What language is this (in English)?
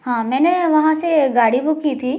Hindi